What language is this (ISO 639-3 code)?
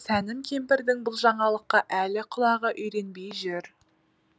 kaz